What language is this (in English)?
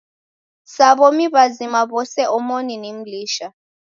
Taita